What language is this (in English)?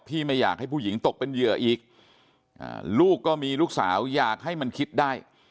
Thai